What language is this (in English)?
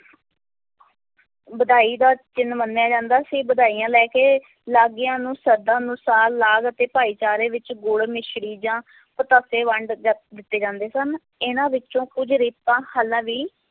Punjabi